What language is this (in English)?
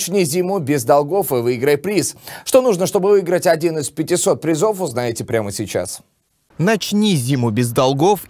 Russian